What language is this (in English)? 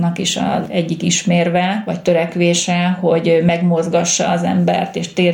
Hungarian